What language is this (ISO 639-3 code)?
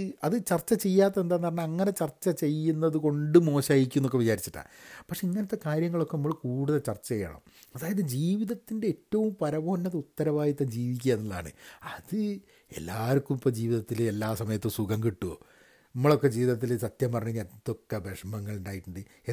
mal